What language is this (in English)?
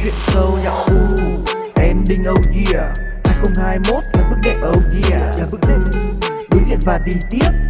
Vietnamese